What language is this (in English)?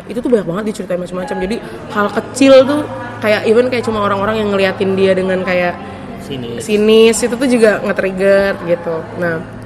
Indonesian